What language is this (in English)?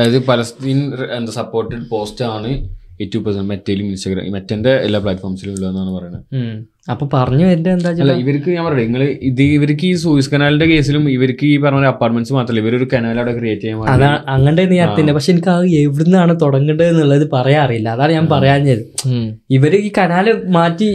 Malayalam